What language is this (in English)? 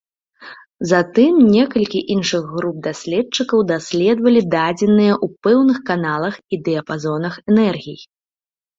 Belarusian